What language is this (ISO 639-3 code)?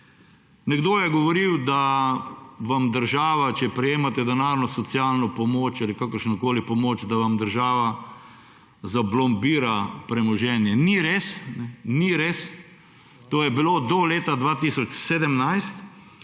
slv